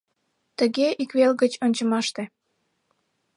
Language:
Mari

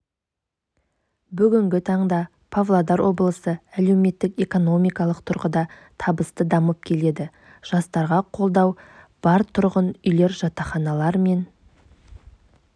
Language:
Kazakh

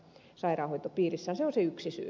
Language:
Finnish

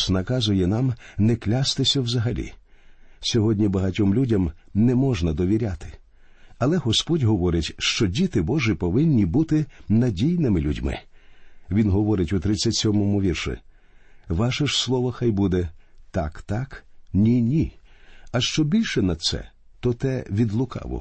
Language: Ukrainian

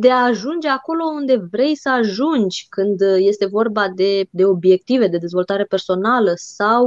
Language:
Romanian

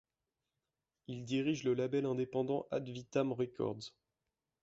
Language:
French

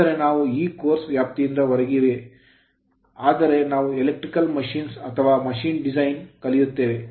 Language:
Kannada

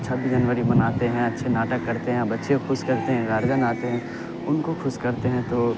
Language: Urdu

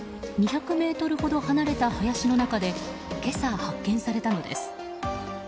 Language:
Japanese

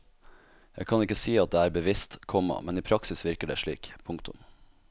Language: Norwegian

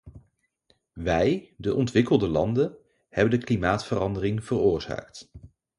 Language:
Dutch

